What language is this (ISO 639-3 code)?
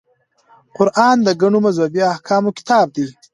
pus